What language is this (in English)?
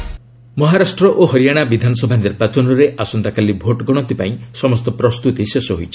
Odia